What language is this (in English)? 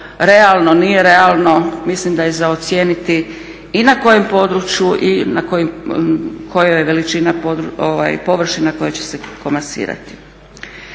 Croatian